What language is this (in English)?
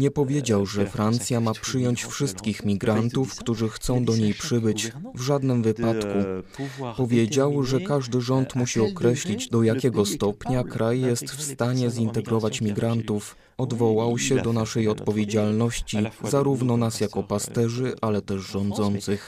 Polish